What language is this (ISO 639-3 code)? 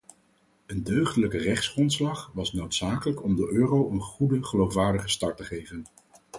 nld